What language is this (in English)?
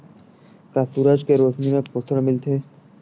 Chhattisgarhi